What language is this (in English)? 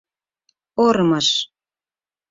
Mari